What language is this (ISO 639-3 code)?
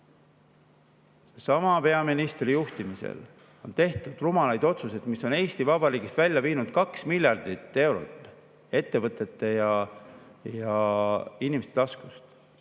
est